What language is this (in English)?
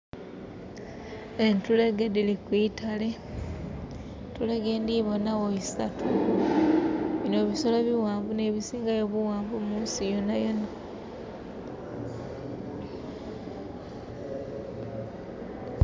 Soga